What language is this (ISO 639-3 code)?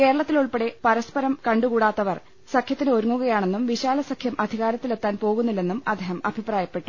mal